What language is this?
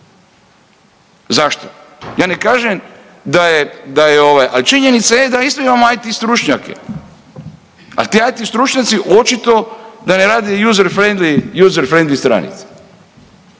Croatian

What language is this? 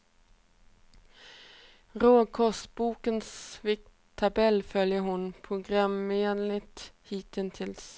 Swedish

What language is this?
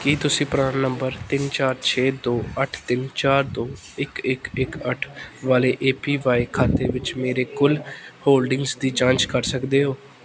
Punjabi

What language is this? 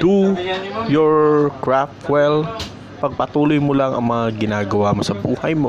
Filipino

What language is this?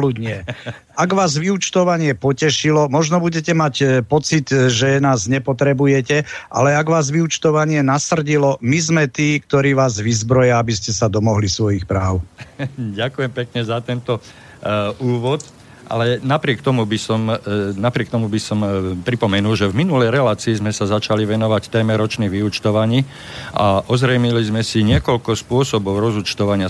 Slovak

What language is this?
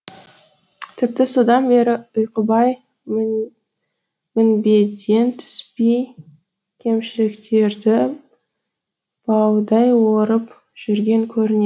Kazakh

